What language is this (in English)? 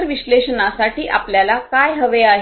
Marathi